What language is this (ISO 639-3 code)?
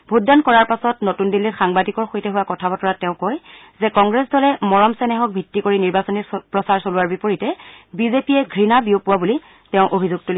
asm